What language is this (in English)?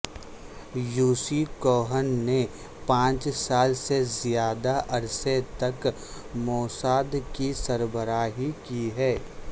Urdu